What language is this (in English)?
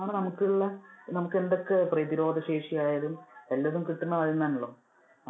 Malayalam